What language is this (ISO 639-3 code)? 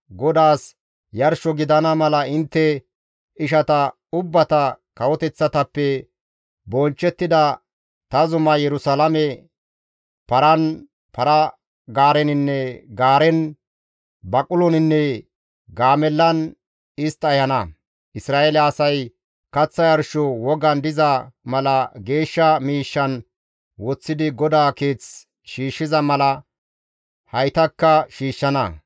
gmv